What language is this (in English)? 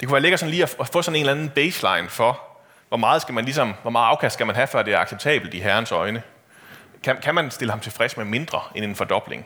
Danish